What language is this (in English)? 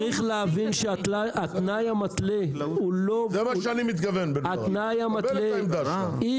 Hebrew